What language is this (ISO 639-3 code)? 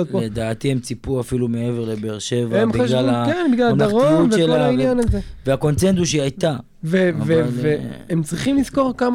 heb